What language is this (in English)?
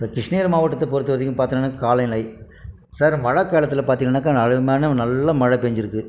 Tamil